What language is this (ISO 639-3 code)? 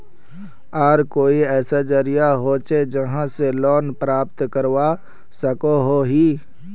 mag